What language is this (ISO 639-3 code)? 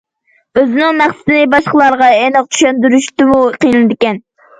uig